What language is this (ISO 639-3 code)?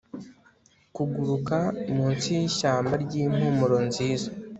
kin